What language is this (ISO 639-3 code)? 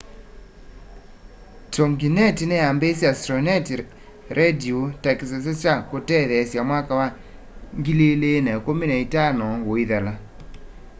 kam